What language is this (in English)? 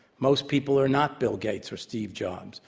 English